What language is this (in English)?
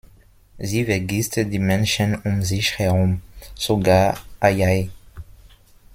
German